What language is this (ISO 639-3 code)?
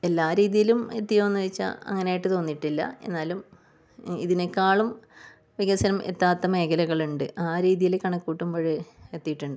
mal